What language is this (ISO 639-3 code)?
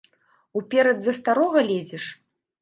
bel